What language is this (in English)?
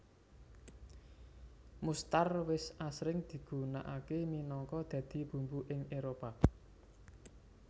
Javanese